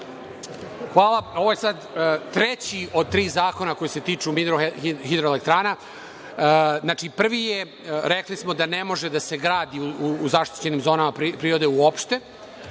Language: Serbian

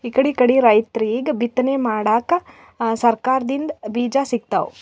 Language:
Kannada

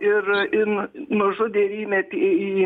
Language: Lithuanian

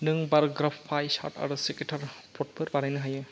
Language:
Bodo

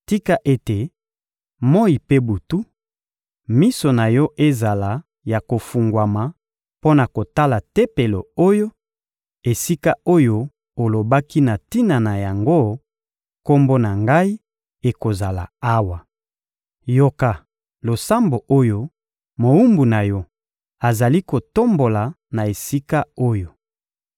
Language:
Lingala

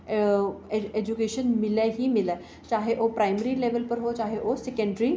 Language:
Dogri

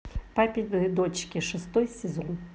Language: Russian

